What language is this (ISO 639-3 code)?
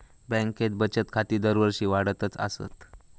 mar